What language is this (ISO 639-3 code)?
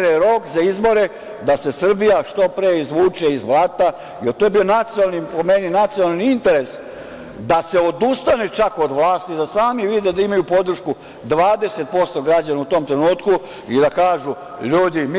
srp